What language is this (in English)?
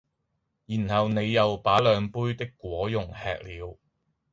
Cantonese